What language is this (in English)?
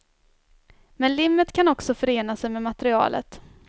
Swedish